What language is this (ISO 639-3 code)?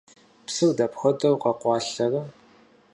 kbd